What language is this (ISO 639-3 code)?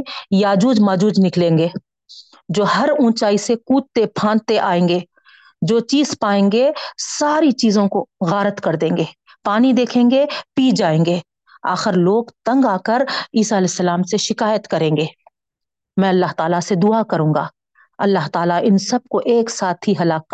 urd